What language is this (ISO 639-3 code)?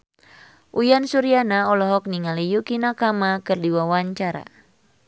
sun